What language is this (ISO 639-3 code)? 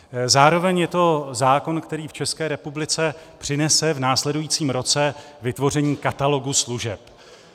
ces